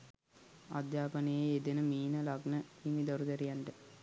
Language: Sinhala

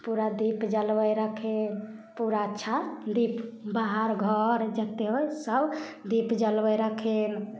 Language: Maithili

